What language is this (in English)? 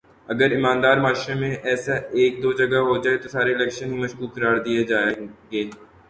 Urdu